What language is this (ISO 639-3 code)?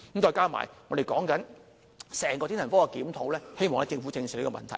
yue